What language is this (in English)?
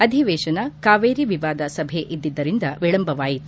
Kannada